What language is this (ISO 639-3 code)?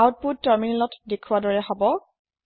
asm